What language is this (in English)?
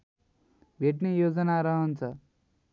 Nepali